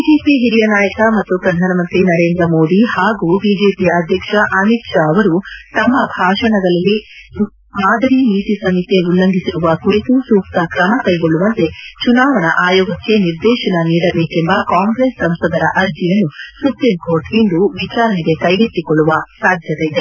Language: Kannada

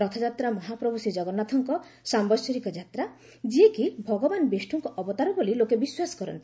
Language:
Odia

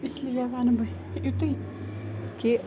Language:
Kashmiri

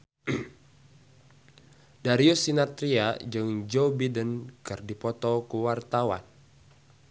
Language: Sundanese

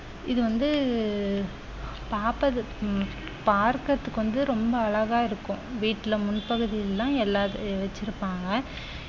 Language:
Tamil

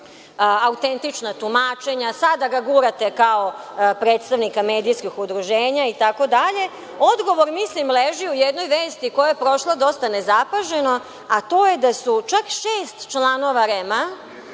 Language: Serbian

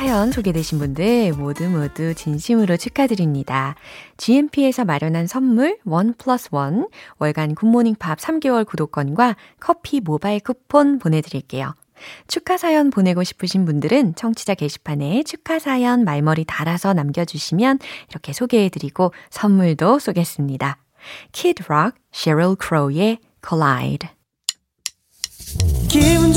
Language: Korean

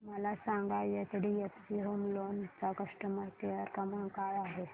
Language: Marathi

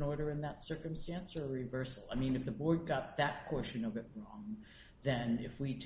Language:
English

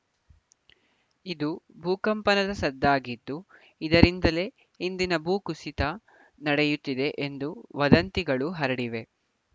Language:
Kannada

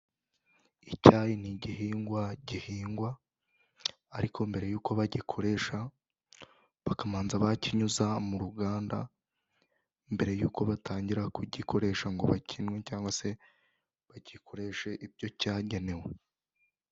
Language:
Kinyarwanda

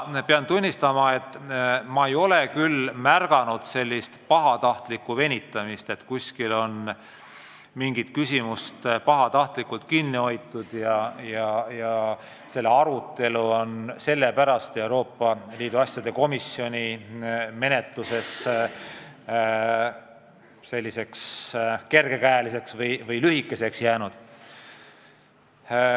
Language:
Estonian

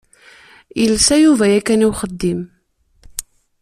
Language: Kabyle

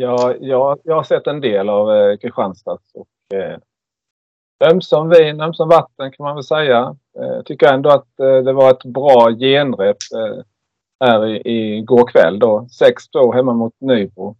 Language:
Swedish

